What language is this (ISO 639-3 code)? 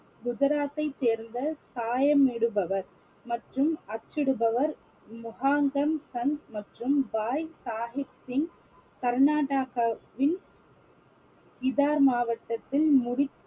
tam